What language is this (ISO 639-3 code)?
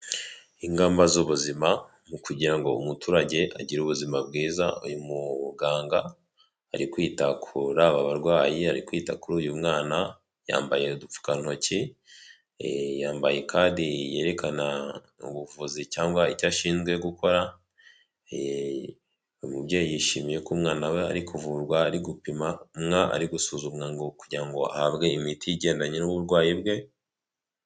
kin